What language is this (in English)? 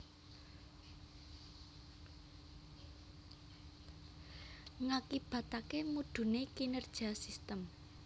Javanese